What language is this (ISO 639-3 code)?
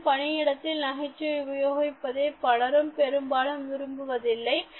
tam